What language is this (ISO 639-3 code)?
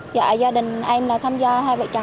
vie